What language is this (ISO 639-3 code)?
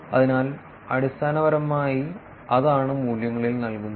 mal